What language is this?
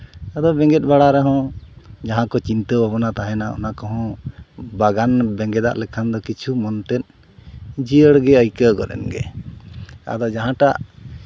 Santali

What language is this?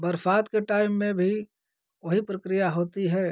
Hindi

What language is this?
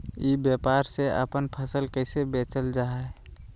Magahi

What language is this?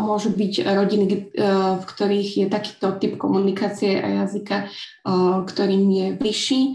Slovak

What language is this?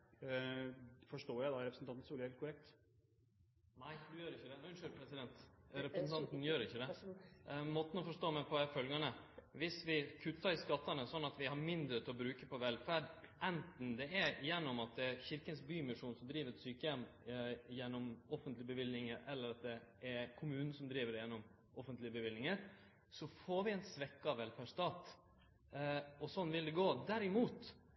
Norwegian Nynorsk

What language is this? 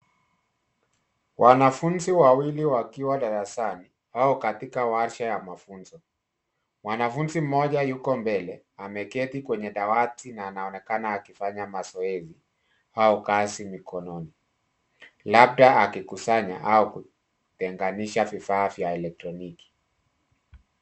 Swahili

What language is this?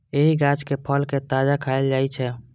Maithili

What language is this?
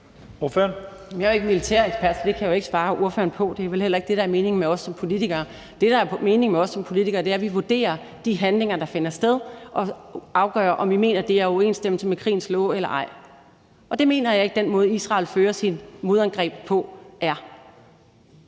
Danish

